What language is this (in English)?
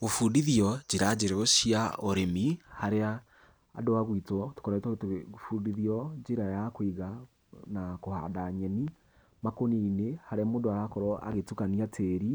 Kikuyu